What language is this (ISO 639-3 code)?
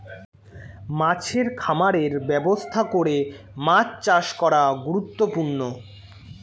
ben